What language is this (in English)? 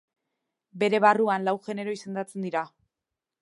Basque